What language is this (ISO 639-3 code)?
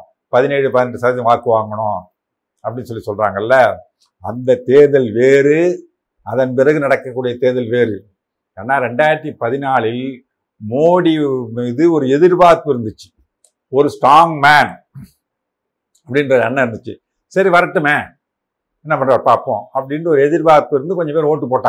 tam